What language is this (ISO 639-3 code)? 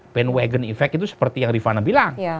ind